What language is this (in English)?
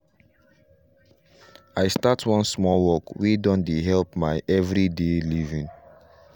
Nigerian Pidgin